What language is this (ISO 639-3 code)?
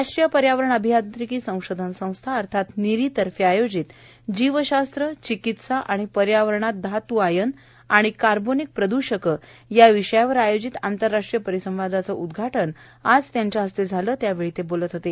mar